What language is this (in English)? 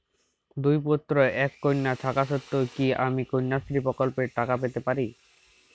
Bangla